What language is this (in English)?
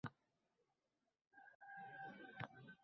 Uzbek